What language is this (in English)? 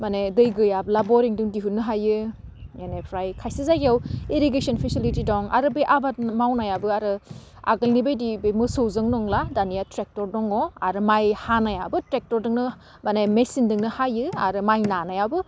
Bodo